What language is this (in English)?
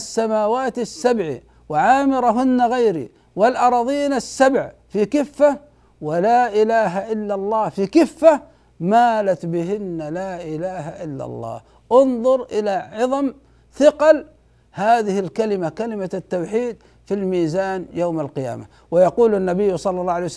Arabic